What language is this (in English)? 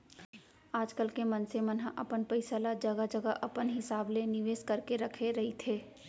Chhattisgarhi